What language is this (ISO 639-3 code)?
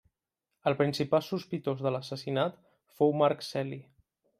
cat